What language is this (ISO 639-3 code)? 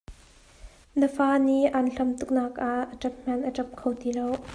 cnh